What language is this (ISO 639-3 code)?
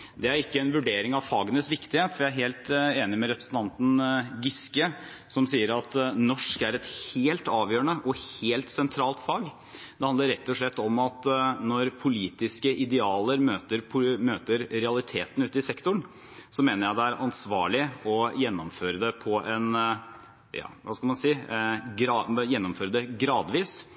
nob